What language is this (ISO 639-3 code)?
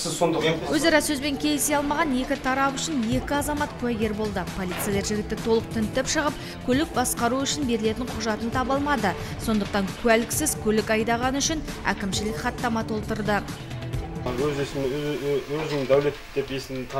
rus